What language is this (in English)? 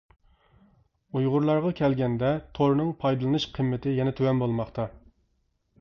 Uyghur